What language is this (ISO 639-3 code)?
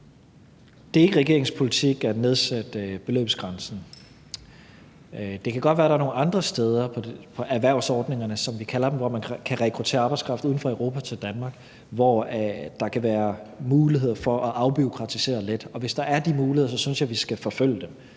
dan